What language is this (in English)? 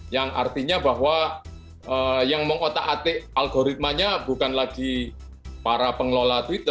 Indonesian